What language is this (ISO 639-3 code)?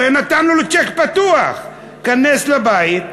heb